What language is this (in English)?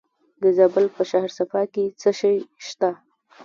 Pashto